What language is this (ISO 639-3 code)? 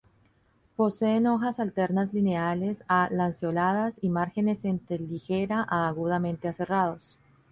spa